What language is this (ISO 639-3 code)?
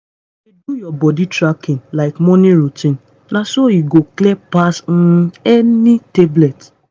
pcm